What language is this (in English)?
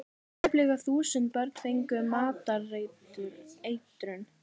Icelandic